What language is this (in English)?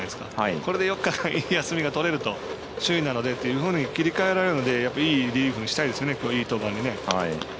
Japanese